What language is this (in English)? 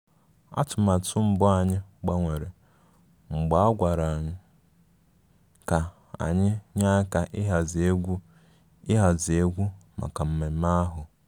Igbo